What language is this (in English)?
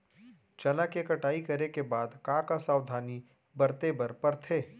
Chhattisgarhi